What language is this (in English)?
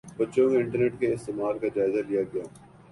Urdu